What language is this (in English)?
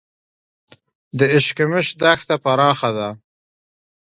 Pashto